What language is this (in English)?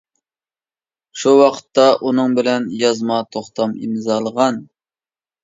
Uyghur